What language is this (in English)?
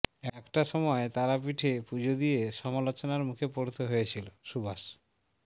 Bangla